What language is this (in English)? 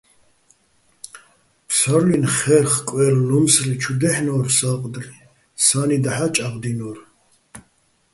Bats